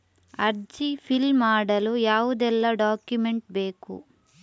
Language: Kannada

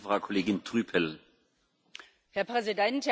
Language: German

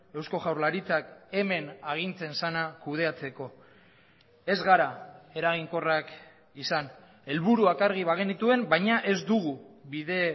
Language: Basque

